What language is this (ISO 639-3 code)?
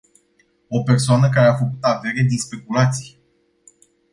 ron